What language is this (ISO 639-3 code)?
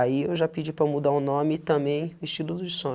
por